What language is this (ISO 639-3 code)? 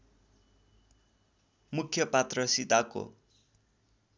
nep